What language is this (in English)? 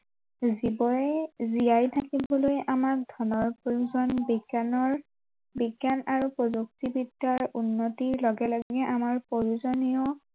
Assamese